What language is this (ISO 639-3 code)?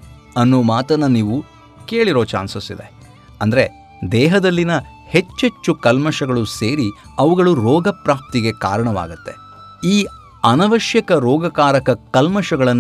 kan